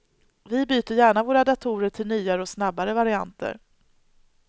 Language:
Swedish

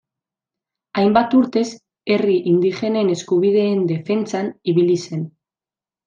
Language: Basque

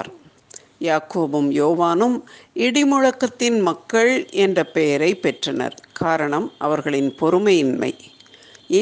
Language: Tamil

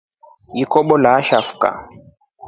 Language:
Rombo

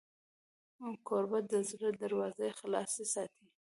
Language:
Pashto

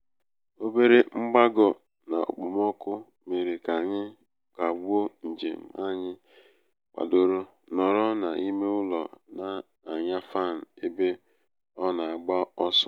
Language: Igbo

